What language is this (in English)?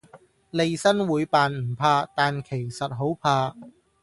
Cantonese